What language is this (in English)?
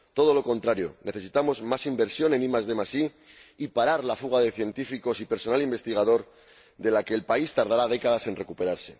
Spanish